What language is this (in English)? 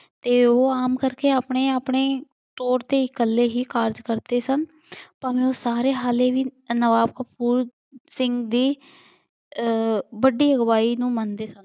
Punjabi